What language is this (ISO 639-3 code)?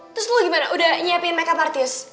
ind